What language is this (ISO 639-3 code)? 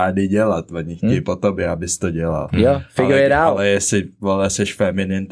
ces